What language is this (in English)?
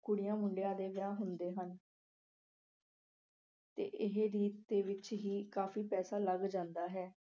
Punjabi